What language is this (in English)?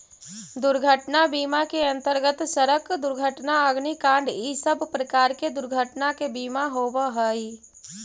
Magahi